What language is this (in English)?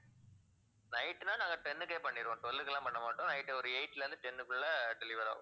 Tamil